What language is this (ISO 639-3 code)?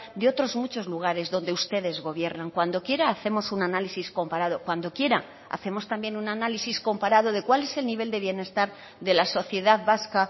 spa